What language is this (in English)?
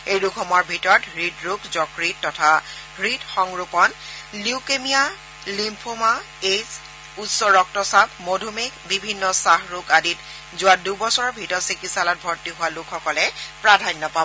Assamese